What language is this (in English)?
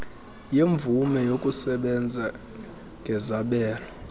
Xhosa